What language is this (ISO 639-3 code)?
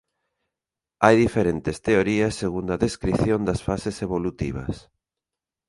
glg